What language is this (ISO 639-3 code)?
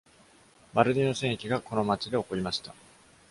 jpn